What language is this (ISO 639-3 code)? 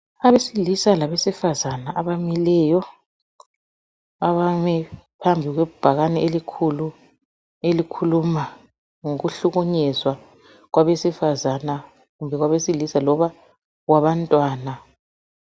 nde